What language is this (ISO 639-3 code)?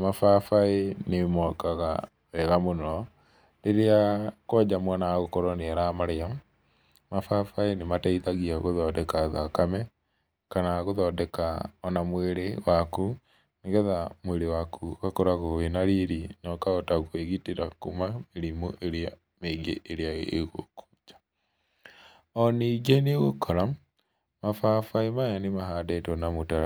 kik